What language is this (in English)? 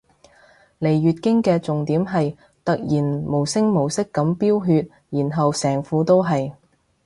Cantonese